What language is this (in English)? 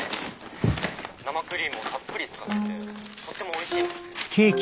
Japanese